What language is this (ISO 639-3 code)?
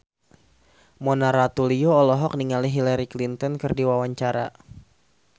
sun